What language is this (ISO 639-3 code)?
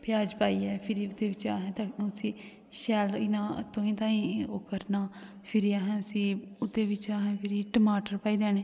doi